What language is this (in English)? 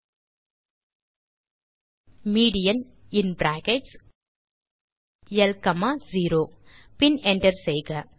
Tamil